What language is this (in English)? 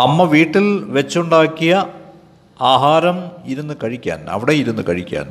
Malayalam